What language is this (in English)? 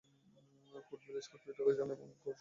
Bangla